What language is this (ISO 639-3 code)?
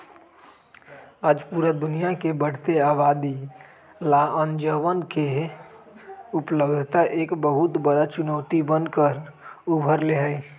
mag